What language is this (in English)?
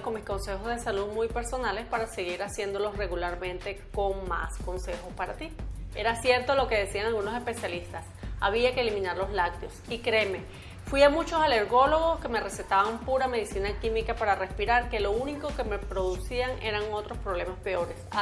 Spanish